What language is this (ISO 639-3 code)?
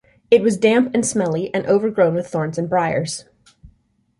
eng